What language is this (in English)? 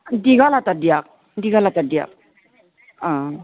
Assamese